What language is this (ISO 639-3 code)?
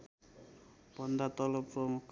nep